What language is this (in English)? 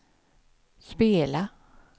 Swedish